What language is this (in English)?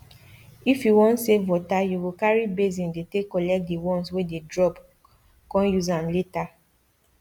Nigerian Pidgin